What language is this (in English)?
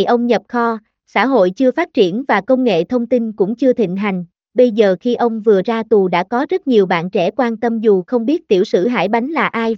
Vietnamese